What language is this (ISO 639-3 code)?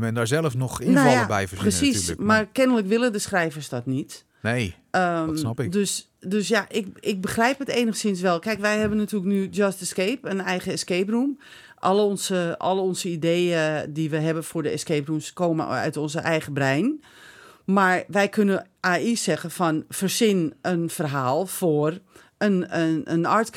nld